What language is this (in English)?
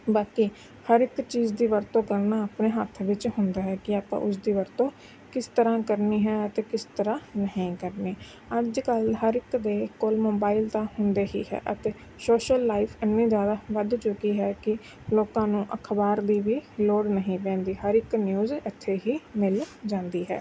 Punjabi